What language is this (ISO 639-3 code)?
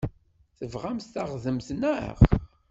kab